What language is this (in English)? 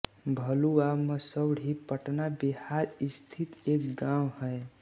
Hindi